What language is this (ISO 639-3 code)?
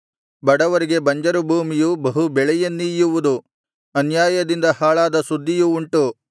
kan